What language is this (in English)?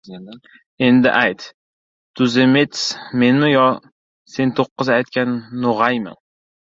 Uzbek